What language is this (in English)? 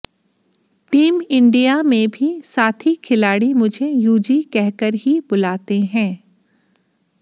Hindi